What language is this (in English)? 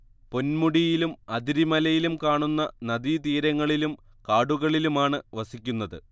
Malayalam